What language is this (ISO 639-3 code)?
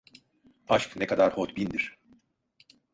tur